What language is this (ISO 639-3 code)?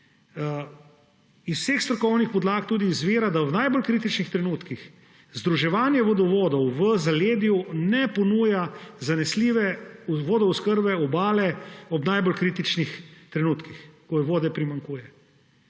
slv